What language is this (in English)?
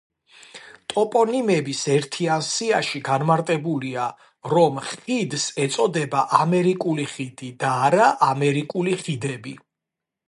Georgian